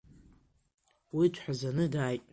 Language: Abkhazian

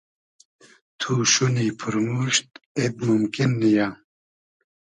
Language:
Hazaragi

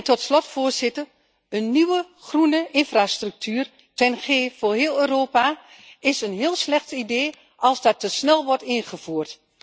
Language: Dutch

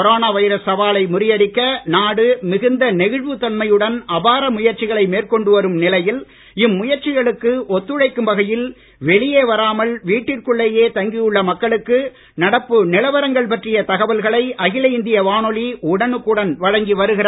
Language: Tamil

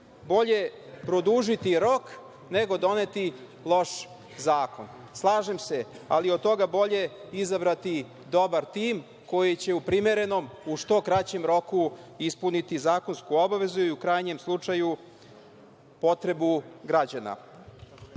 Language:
Serbian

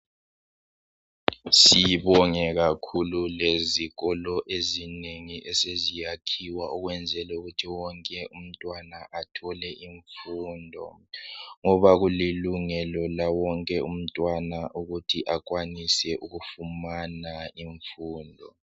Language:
North Ndebele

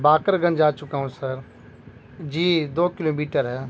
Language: Urdu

